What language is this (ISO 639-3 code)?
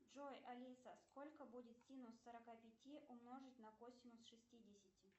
rus